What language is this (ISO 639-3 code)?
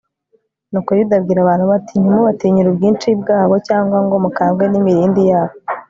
kin